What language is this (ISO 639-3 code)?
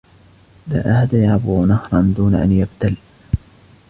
ara